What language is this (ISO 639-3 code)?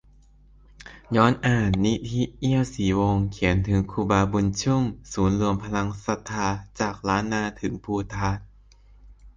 tha